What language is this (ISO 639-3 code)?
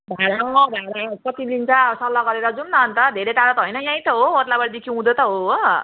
nep